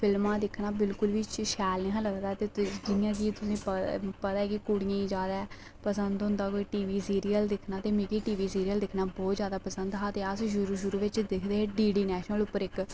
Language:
Dogri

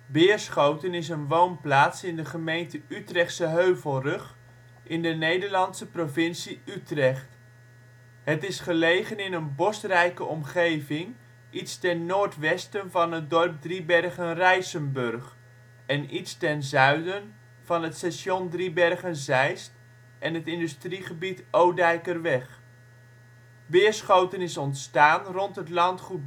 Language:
Dutch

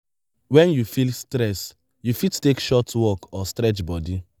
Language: Nigerian Pidgin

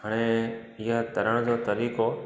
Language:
Sindhi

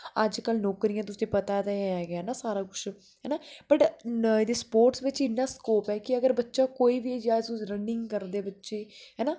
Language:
Dogri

